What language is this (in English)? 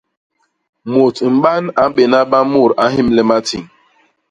Basaa